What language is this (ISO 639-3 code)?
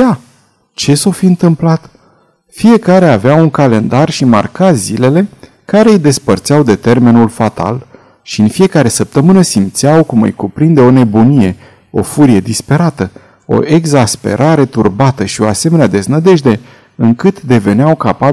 ron